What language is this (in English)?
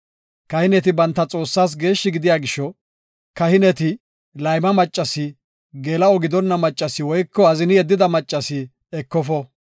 Gofa